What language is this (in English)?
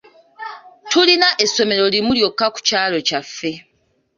Ganda